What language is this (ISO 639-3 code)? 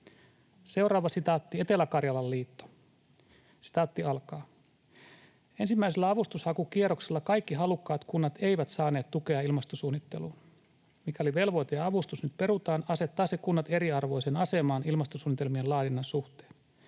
fin